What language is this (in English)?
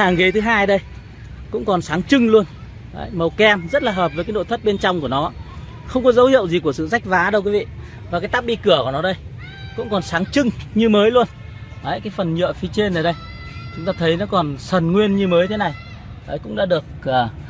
Vietnamese